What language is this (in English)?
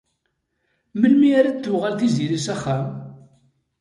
Kabyle